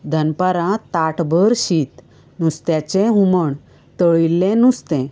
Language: Konkani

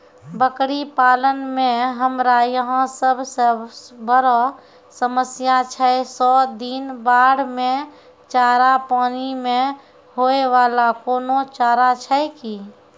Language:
Maithili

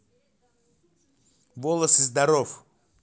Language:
Russian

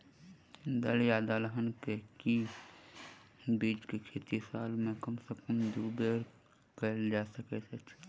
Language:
Maithili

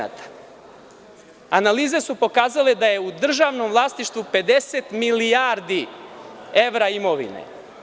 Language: Serbian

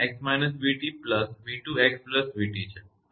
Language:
Gujarati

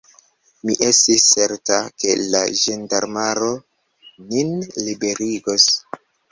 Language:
Esperanto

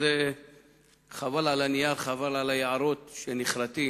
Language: Hebrew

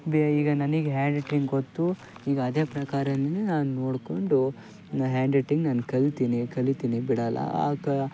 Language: Kannada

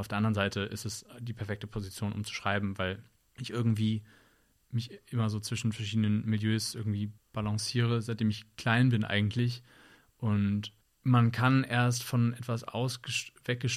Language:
German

